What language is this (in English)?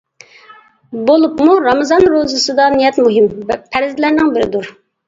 Uyghur